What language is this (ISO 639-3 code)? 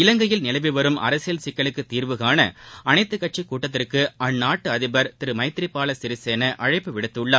tam